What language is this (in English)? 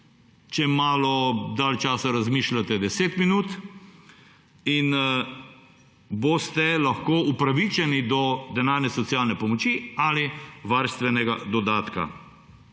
Slovenian